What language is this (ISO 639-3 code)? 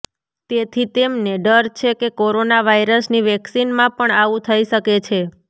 guj